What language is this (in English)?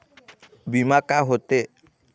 Chhattisgarhi